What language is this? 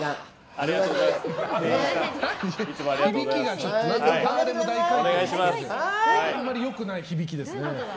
Japanese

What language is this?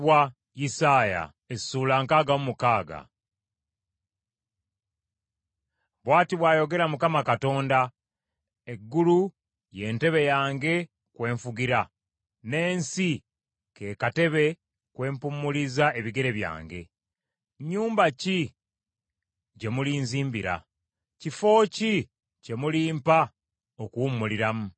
Ganda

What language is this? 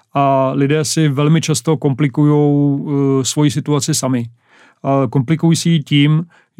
Czech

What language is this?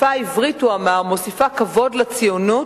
Hebrew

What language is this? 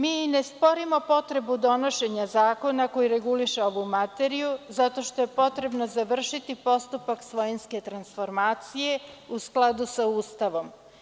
Serbian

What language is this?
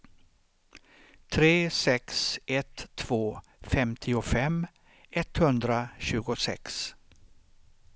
Swedish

